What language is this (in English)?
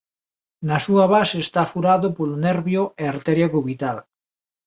Galician